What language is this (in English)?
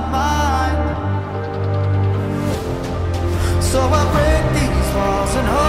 English